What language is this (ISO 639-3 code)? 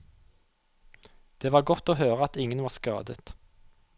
nor